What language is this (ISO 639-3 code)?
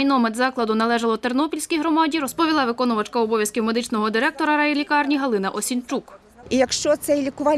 ukr